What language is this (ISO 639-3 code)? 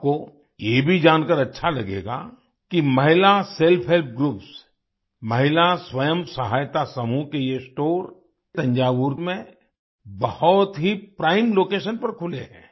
hin